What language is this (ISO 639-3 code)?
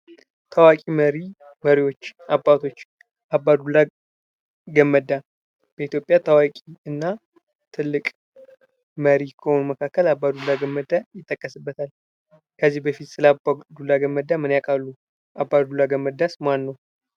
amh